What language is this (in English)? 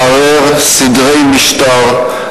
Hebrew